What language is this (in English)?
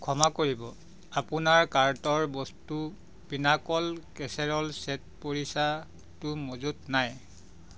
Assamese